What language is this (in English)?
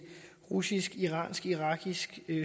Danish